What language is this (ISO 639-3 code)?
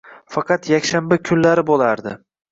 uzb